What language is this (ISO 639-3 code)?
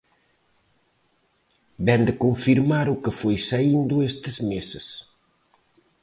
glg